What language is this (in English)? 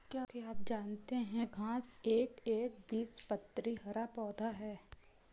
Hindi